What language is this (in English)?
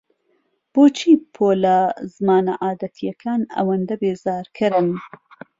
Central Kurdish